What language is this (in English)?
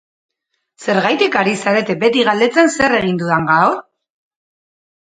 Basque